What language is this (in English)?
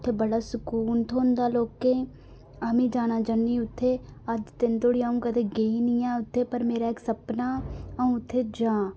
Dogri